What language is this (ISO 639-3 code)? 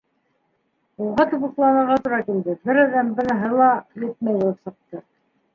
bak